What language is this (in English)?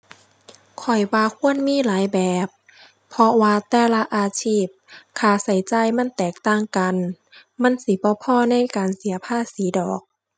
Thai